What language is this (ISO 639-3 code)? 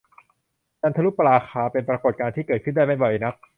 tha